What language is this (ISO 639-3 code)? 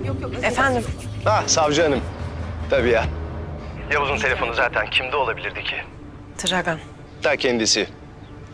tur